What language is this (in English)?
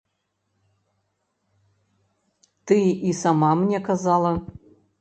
Belarusian